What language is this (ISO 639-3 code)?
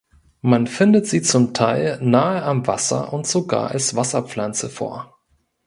deu